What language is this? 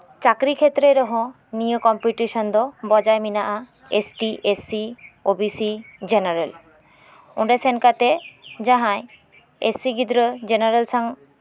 Santali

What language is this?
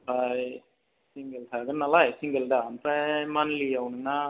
Bodo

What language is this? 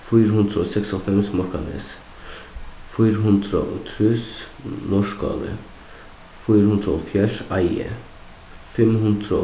Faroese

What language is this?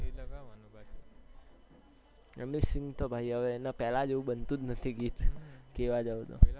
Gujarati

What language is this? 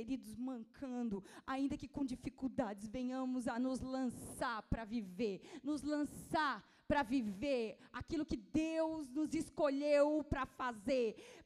Portuguese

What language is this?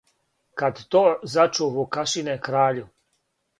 Serbian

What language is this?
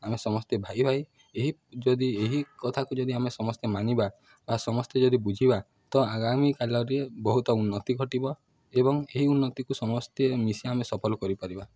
Odia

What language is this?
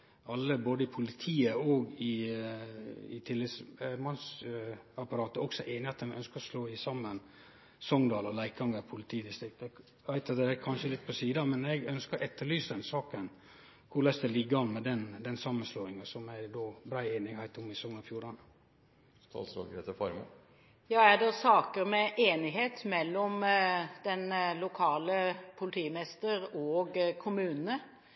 Norwegian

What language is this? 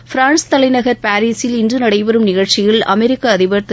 Tamil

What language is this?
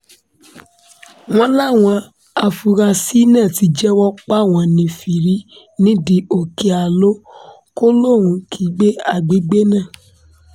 Yoruba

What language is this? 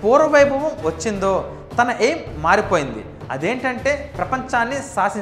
Telugu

